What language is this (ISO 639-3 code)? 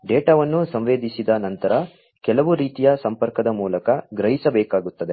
kan